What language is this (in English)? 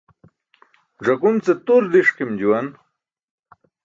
Burushaski